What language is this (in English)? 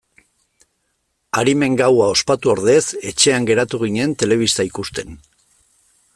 Basque